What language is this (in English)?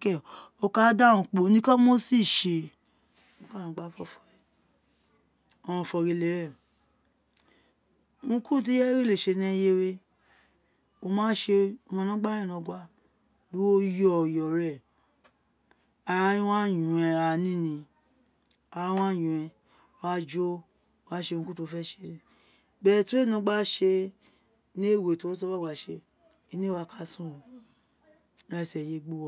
Isekiri